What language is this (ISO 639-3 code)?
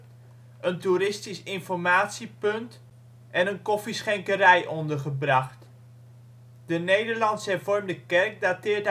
nld